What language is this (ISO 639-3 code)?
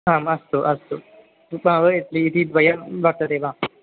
san